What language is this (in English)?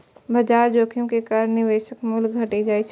Maithili